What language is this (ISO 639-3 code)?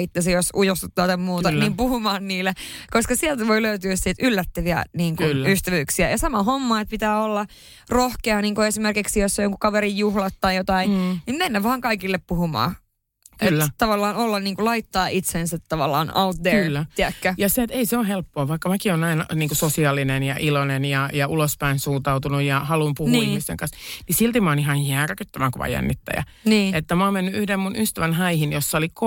fin